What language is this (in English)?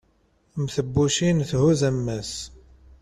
Kabyle